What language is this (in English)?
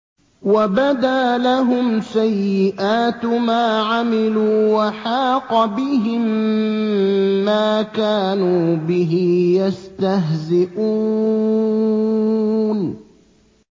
Arabic